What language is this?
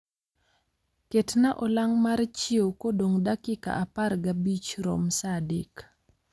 Luo (Kenya and Tanzania)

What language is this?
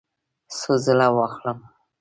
Pashto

